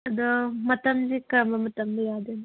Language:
Manipuri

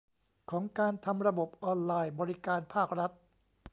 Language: Thai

